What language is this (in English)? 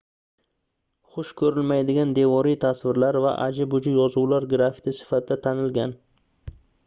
Uzbek